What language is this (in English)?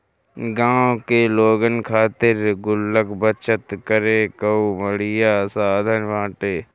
Bhojpuri